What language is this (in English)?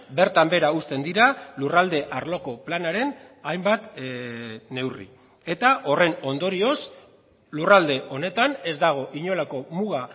Basque